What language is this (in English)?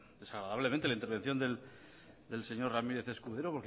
Spanish